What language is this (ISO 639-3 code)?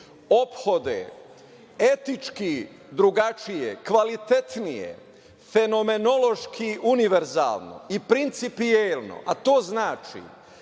srp